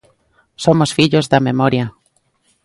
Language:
Galician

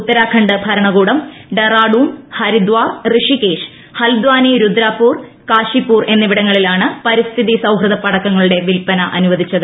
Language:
Malayalam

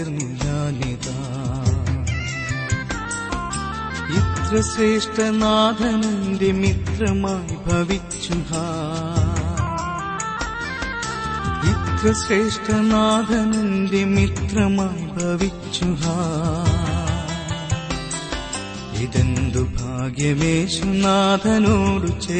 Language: Malayalam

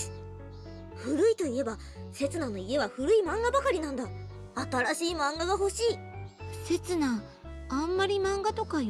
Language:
Japanese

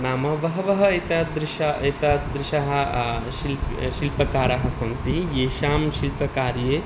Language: Sanskrit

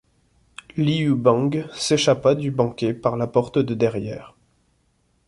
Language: French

